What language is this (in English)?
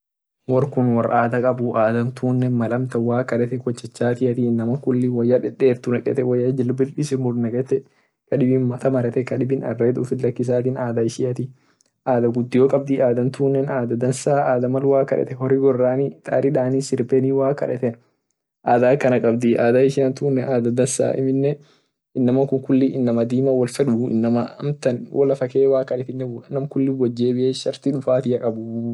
Orma